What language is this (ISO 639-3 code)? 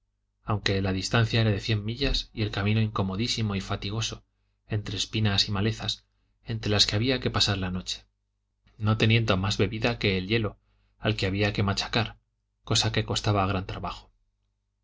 spa